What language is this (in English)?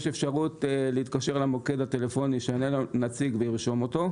Hebrew